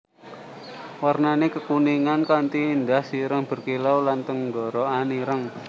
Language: Javanese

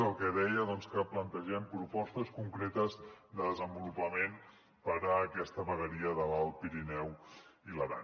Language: Catalan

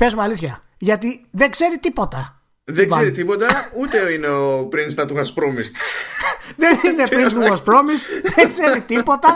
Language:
Greek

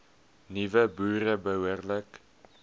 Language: Afrikaans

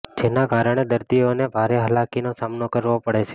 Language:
Gujarati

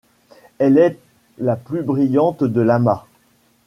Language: French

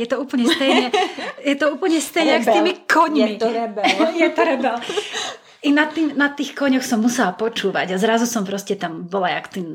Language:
Czech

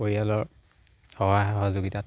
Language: Assamese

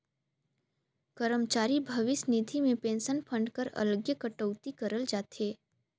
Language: Chhattisgarhi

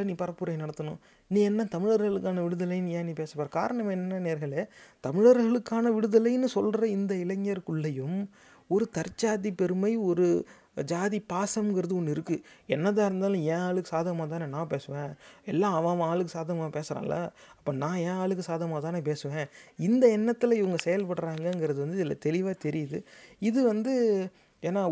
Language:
Tamil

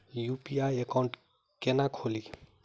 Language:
Maithili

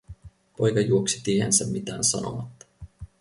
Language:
Finnish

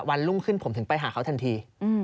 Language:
Thai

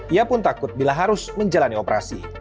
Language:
Indonesian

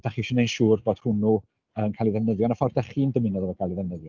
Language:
Welsh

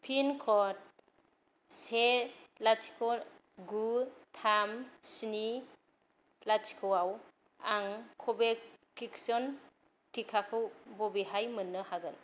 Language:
Bodo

